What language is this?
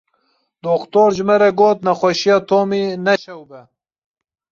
Kurdish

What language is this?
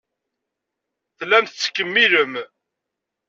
Kabyle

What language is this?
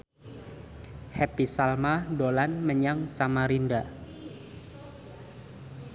Javanese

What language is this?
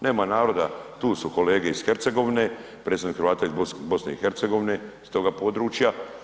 Croatian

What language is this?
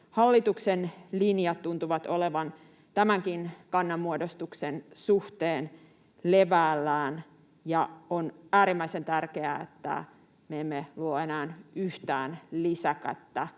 Finnish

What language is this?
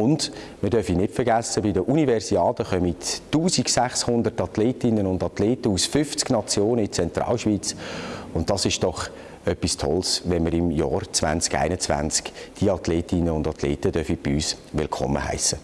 German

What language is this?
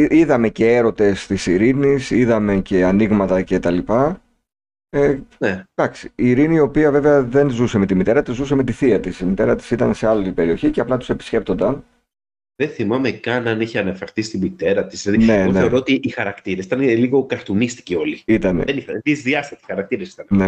Greek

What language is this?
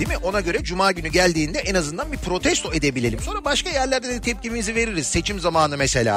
Turkish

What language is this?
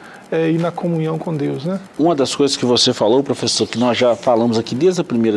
Portuguese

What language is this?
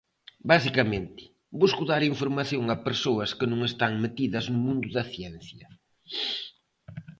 Galician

